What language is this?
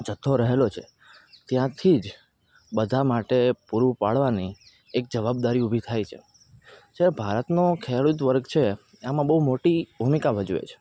Gujarati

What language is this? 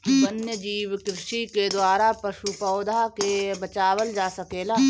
Bhojpuri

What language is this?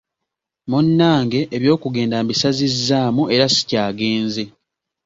Ganda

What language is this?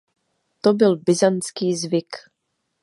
Czech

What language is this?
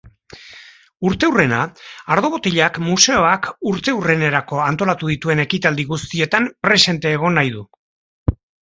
Basque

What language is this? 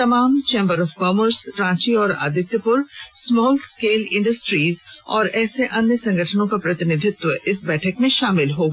Hindi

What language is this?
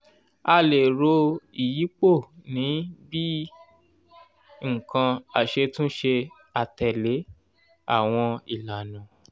Yoruba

